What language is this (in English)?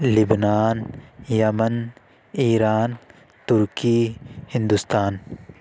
Urdu